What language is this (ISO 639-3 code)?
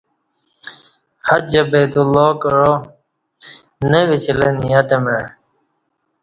bsh